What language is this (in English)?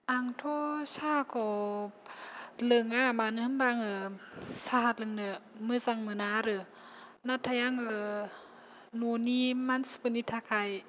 Bodo